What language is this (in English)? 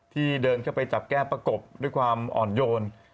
Thai